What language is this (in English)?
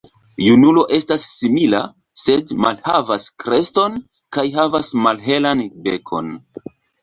Esperanto